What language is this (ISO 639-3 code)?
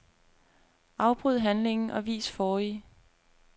dan